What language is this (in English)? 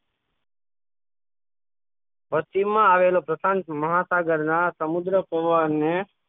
Gujarati